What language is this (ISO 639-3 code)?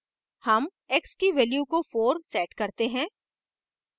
hin